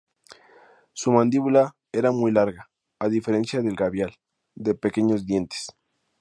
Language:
Spanish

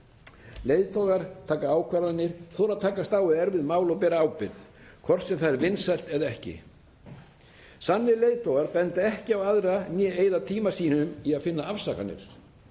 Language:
Icelandic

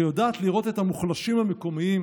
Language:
Hebrew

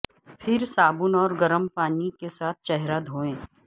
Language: Urdu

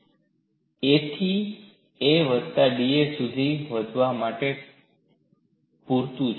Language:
Gujarati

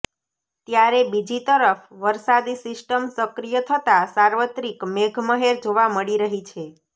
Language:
Gujarati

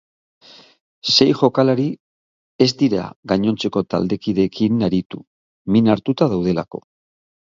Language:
Basque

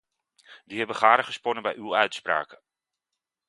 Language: Dutch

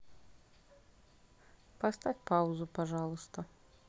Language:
Russian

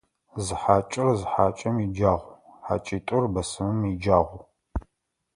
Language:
Adyghe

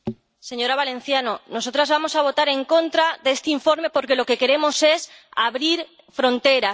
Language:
Spanish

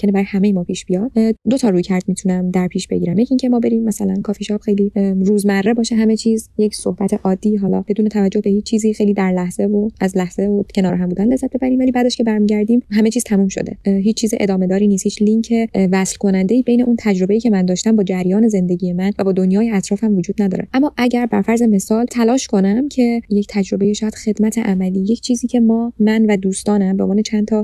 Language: Persian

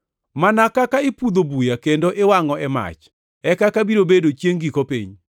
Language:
Luo (Kenya and Tanzania)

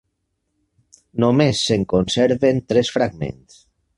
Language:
Catalan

